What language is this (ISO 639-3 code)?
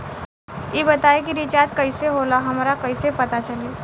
bho